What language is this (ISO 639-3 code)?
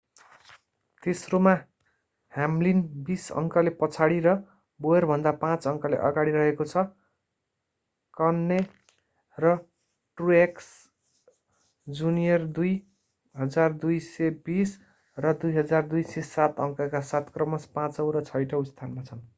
nep